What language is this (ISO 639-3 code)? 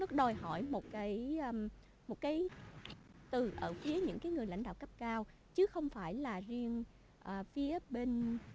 vie